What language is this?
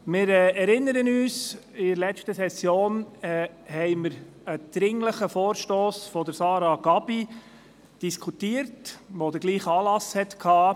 Swiss German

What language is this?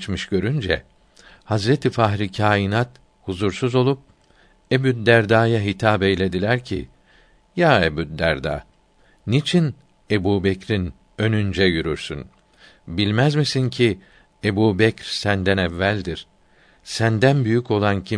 Turkish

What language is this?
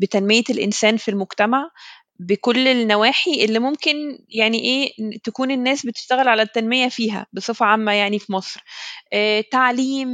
Arabic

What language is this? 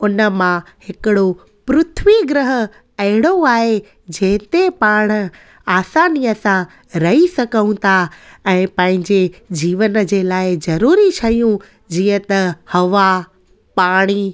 Sindhi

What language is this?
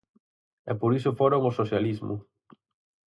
Galician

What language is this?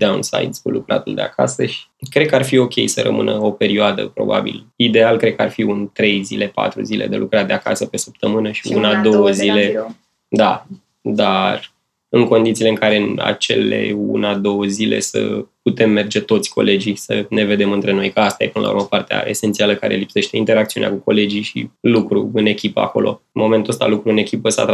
Romanian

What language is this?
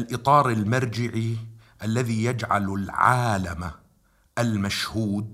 Arabic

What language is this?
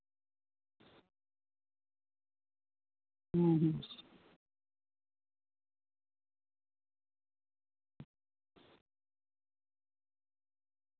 Santali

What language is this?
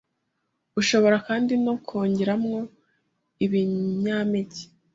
Kinyarwanda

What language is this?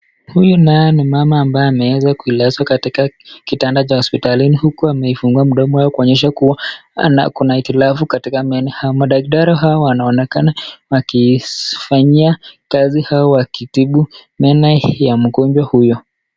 Swahili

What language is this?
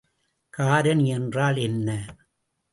Tamil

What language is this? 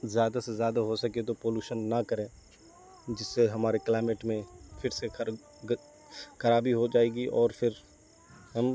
Urdu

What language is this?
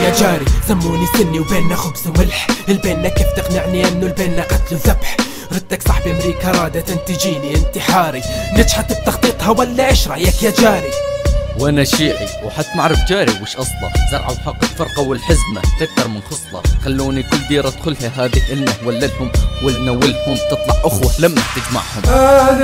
Arabic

